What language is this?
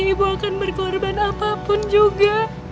Indonesian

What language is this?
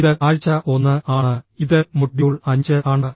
Malayalam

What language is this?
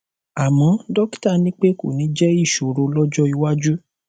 Yoruba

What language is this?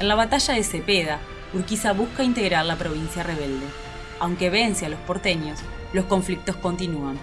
Spanish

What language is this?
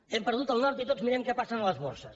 Catalan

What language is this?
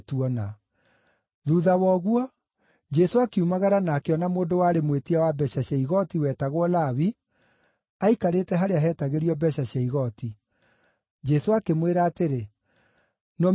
Kikuyu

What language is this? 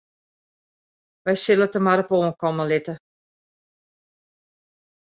Western Frisian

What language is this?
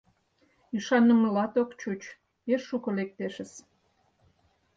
Mari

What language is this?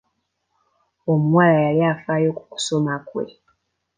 Ganda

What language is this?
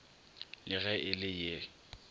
Northern Sotho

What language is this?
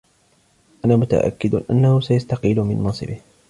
Arabic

